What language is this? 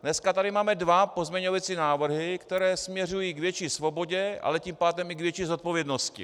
Czech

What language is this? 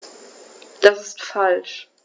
German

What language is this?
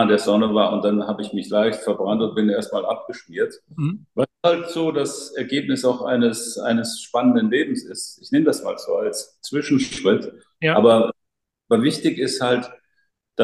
German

